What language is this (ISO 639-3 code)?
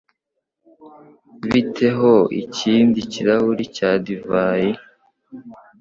kin